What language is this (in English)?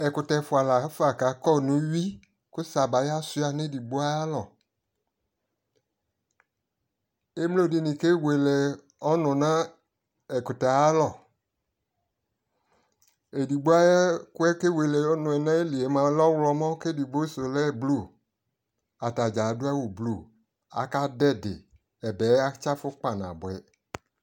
Ikposo